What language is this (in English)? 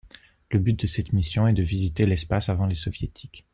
French